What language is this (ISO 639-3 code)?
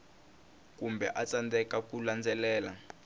tso